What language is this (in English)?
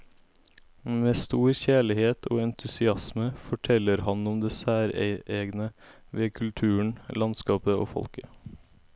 Norwegian